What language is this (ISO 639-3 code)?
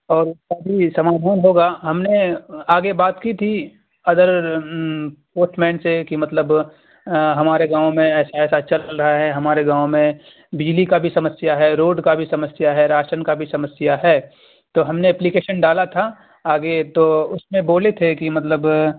urd